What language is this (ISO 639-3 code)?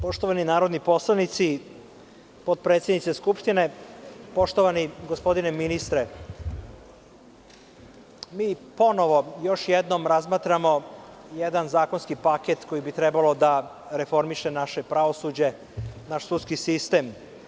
srp